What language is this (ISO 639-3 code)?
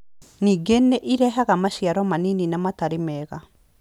kik